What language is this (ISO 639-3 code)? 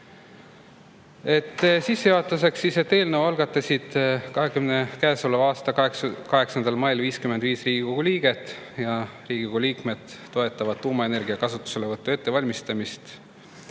est